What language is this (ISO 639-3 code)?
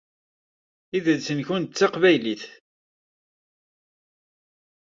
kab